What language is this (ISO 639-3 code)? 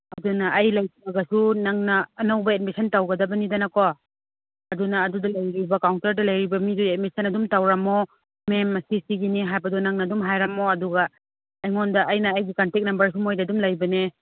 mni